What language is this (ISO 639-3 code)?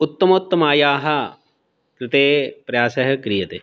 san